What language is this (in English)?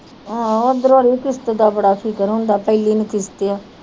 Punjabi